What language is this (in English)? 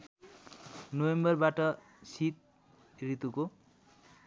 Nepali